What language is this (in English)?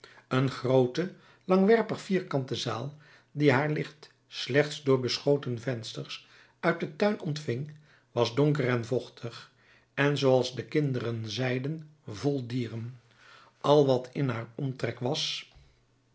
Dutch